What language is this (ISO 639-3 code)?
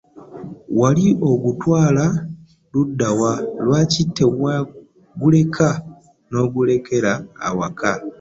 lug